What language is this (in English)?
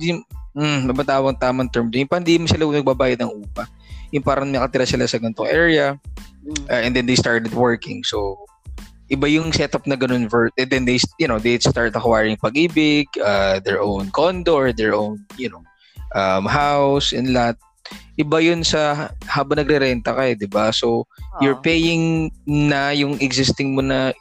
Filipino